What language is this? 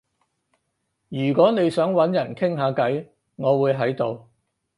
Cantonese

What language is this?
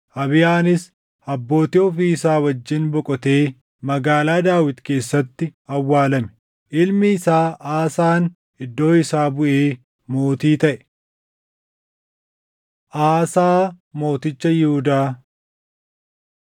Oromo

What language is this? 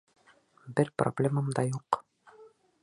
Bashkir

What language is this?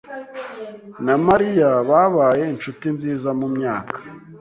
Kinyarwanda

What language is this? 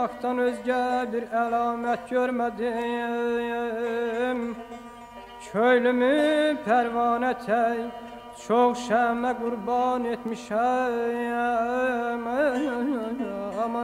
Arabic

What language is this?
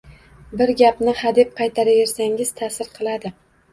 Uzbek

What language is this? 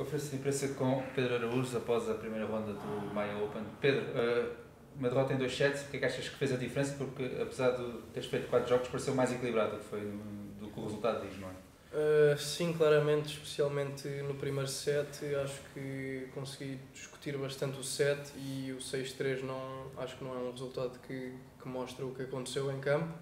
Portuguese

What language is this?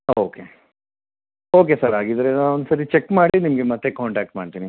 Kannada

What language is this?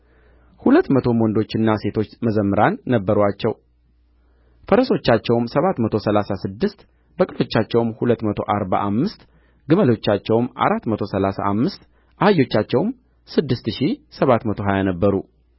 Amharic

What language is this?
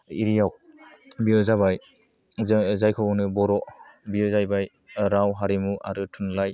Bodo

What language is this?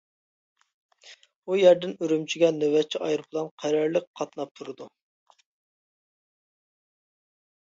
Uyghur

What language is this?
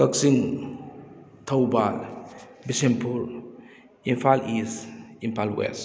Manipuri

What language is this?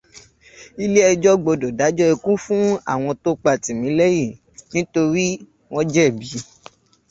Yoruba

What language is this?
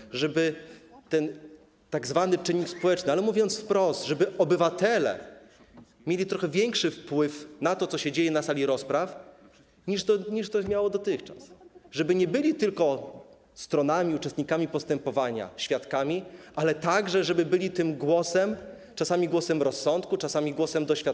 Polish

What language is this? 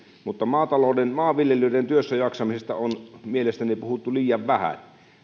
Finnish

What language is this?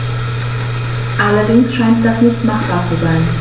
German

